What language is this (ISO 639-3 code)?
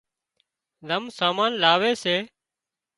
kxp